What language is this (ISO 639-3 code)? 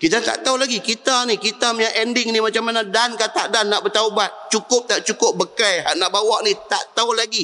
msa